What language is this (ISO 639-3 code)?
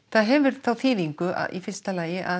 isl